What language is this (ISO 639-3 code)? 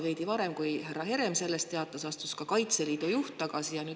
est